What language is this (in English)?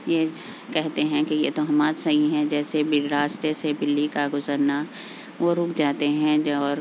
Urdu